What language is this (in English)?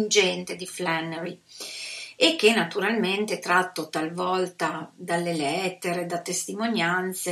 Italian